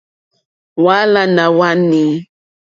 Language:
Mokpwe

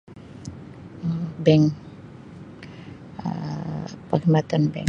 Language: Sabah Malay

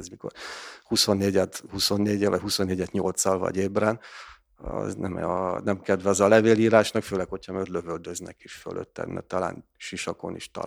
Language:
Hungarian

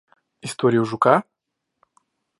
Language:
Russian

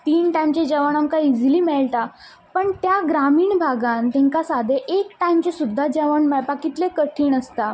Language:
Konkani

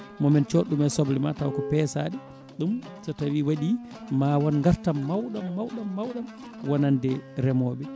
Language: Fula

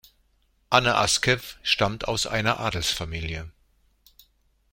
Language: German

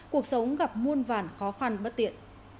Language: Vietnamese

